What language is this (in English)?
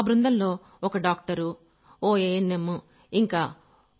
Telugu